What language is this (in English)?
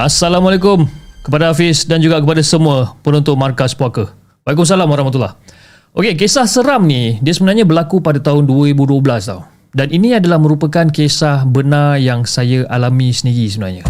Malay